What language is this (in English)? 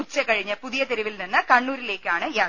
Malayalam